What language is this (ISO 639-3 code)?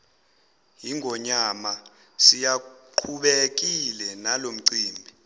zul